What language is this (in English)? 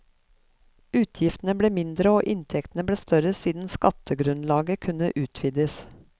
Norwegian